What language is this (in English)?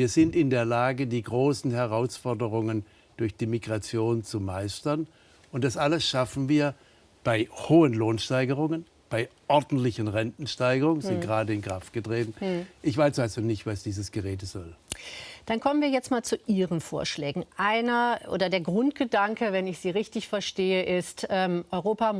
German